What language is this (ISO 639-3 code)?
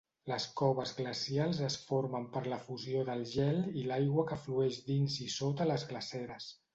cat